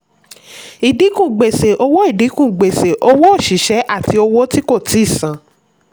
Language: Yoruba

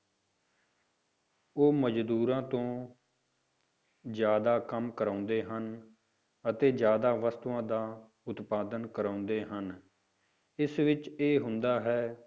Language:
Punjabi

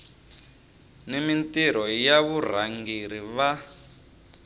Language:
Tsonga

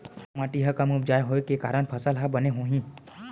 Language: Chhattisgarhi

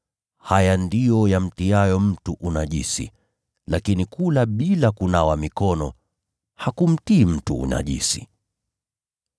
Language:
Swahili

